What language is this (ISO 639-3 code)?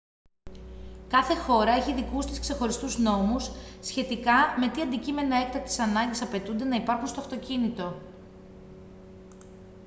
ell